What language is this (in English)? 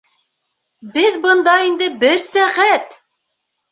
Bashkir